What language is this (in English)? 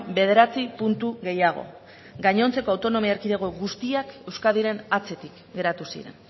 Basque